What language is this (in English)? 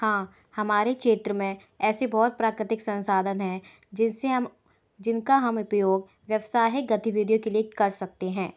Hindi